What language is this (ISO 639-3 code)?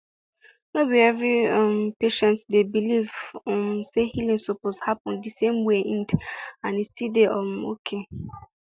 pcm